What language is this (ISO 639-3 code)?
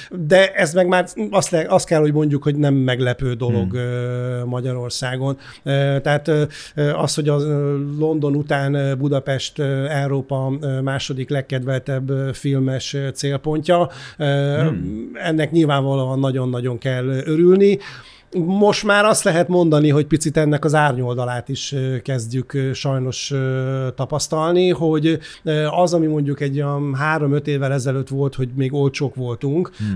hun